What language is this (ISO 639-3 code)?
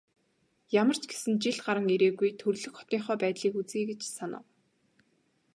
mon